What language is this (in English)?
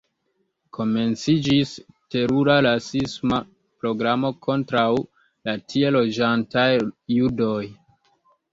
Esperanto